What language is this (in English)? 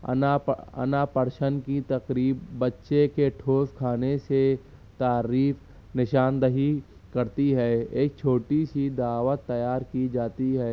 Urdu